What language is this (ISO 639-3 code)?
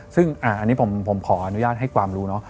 tha